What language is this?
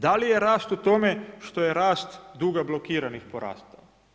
Croatian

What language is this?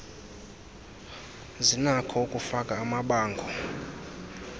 Xhosa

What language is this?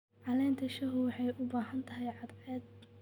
Somali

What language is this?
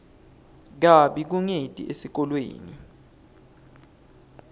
Swati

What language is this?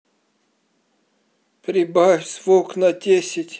Russian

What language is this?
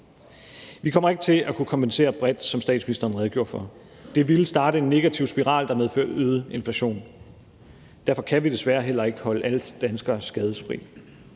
Danish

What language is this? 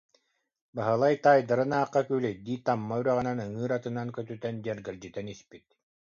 Yakut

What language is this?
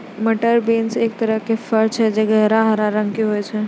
Maithili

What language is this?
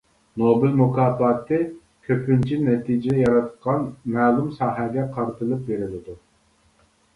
Uyghur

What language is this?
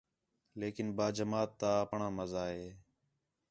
Khetrani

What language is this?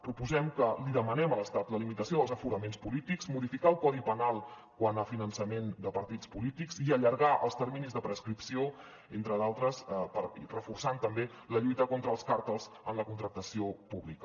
Catalan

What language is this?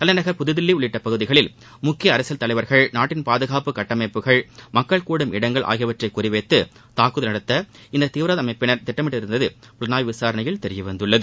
Tamil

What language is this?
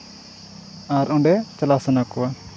Santali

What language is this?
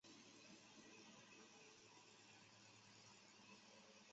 Chinese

